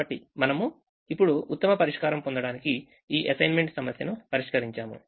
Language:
Telugu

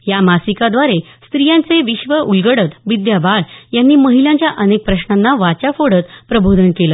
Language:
Marathi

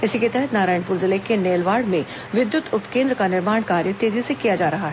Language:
Hindi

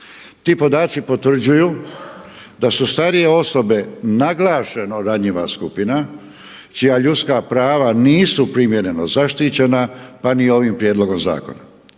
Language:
Croatian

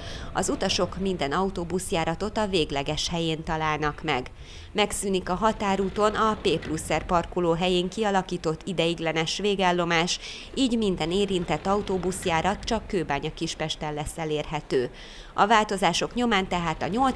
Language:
Hungarian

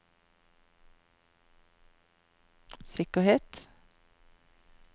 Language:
Norwegian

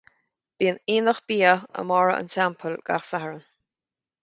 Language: Irish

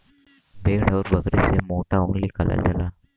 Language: Bhojpuri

